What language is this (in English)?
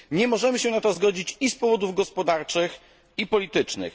Polish